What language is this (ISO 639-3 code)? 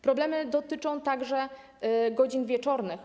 pol